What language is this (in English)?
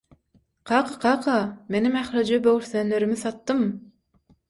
Turkmen